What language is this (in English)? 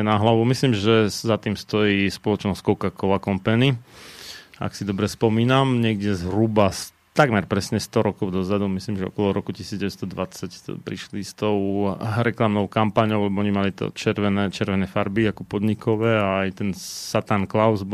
Slovak